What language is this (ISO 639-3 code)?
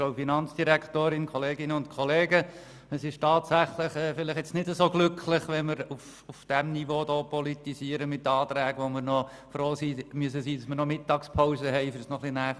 gsw